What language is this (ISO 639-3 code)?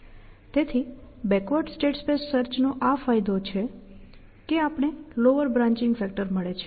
guj